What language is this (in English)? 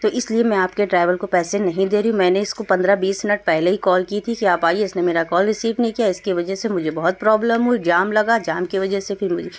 Urdu